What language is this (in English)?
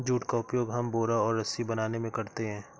Hindi